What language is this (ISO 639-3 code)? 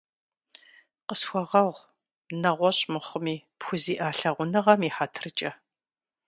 kbd